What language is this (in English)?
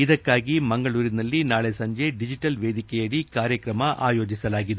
Kannada